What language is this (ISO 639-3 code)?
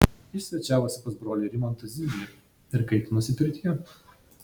lit